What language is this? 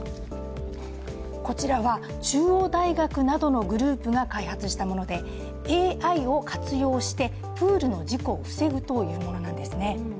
Japanese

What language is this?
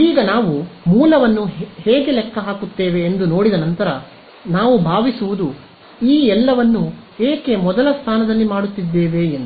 Kannada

